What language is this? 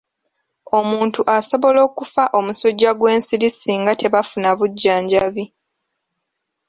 Ganda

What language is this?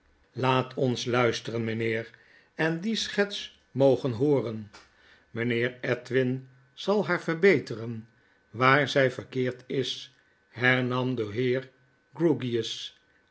Dutch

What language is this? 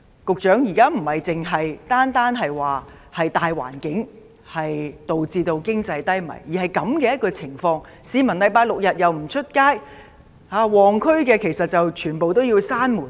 Cantonese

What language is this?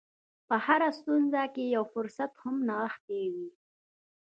Pashto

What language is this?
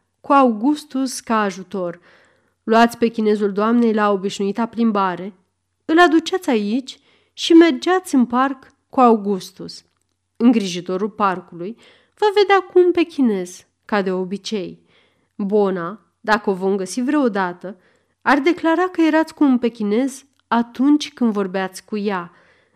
Romanian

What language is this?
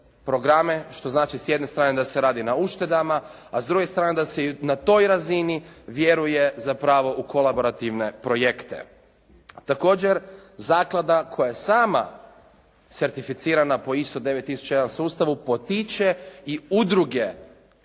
Croatian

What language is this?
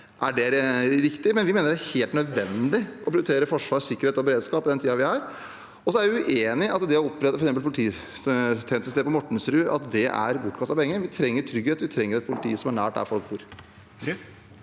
Norwegian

